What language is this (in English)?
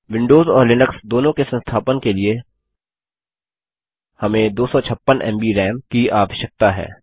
Hindi